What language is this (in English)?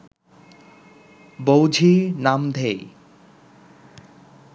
Bangla